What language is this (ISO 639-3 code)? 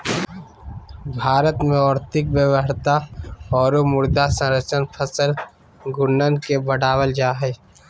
mag